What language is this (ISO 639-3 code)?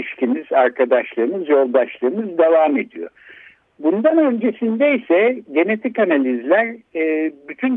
tur